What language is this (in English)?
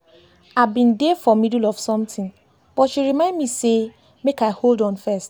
Nigerian Pidgin